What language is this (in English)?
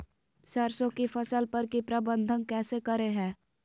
Magahi